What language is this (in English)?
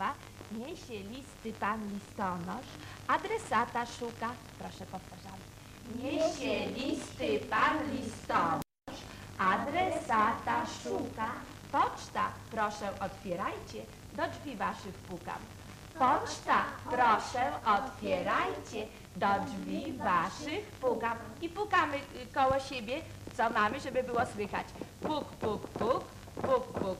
Polish